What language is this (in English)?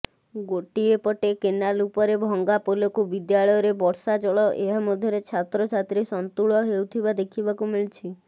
Odia